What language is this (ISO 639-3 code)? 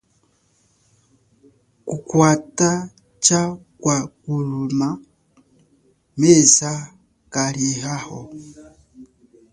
cjk